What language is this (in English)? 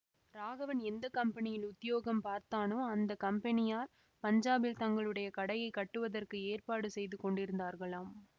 Tamil